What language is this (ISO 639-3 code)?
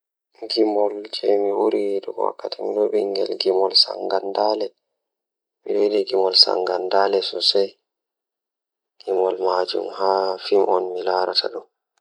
ful